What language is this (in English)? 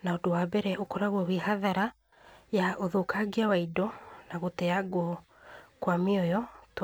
Kikuyu